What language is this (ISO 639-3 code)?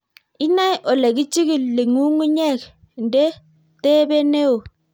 kln